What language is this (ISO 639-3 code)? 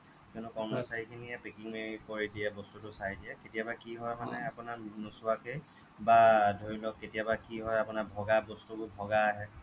asm